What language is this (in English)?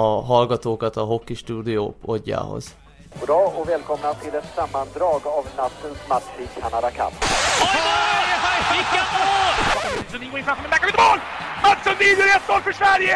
Swedish